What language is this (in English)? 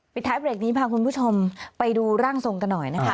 Thai